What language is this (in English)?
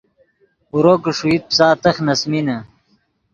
Yidgha